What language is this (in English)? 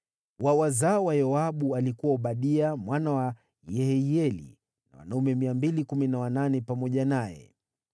Swahili